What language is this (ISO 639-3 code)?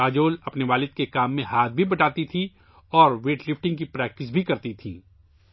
urd